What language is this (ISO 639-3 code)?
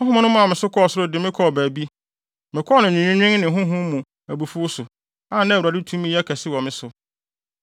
aka